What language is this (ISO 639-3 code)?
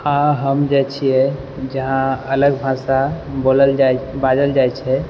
mai